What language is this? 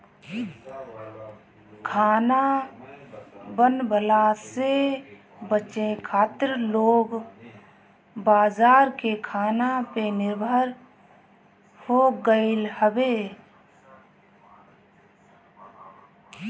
Bhojpuri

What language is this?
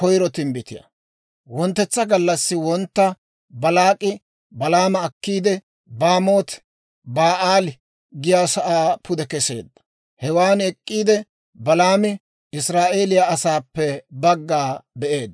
Dawro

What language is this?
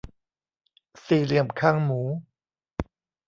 Thai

